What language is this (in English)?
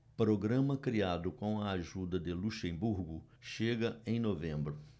Portuguese